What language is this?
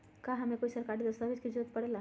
Magahi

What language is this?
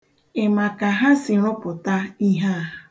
Igbo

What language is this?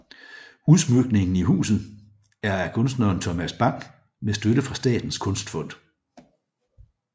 Danish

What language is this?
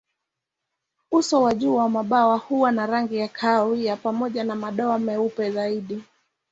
Swahili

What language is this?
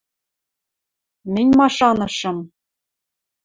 Western Mari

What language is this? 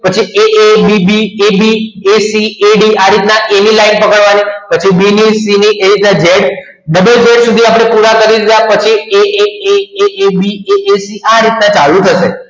Gujarati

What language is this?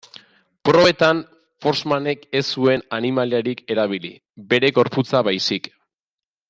Basque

